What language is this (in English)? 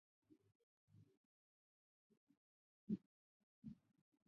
Chinese